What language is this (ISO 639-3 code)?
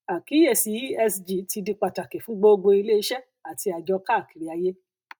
yor